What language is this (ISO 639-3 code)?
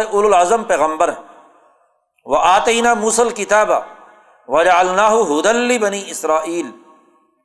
urd